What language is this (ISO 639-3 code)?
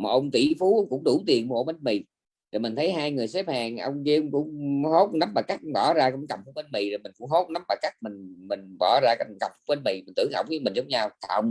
vie